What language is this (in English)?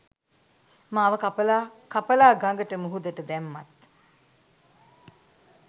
Sinhala